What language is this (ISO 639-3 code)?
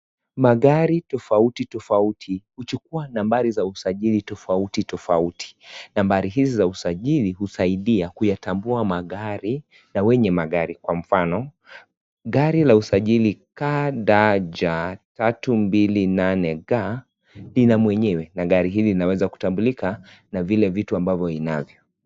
swa